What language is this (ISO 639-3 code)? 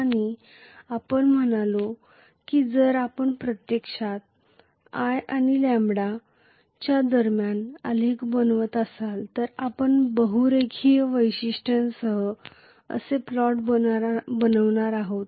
mar